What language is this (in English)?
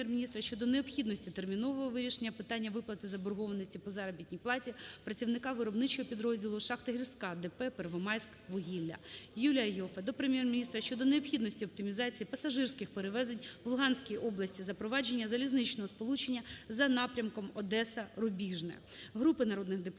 Ukrainian